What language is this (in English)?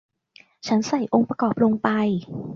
Thai